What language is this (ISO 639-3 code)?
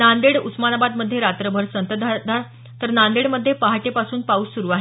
mar